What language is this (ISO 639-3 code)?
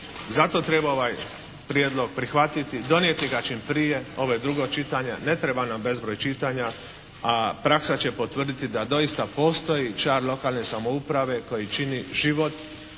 hrv